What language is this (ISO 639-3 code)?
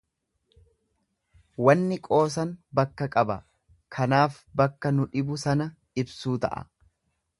orm